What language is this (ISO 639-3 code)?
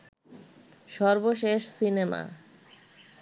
ben